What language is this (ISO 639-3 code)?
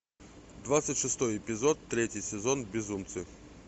rus